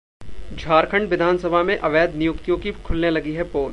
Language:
Hindi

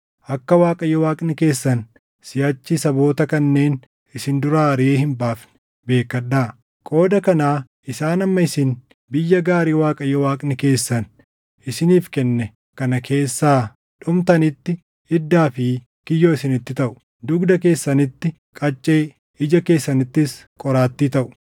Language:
Oromo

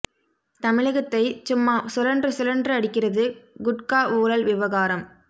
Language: Tamil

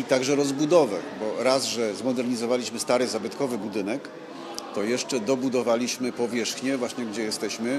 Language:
Polish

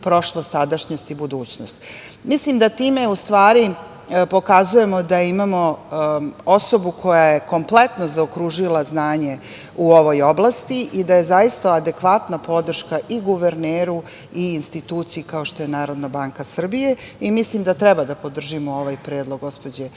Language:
Serbian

